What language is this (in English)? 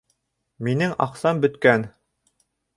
Bashkir